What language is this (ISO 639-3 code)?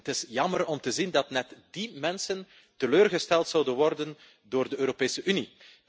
nld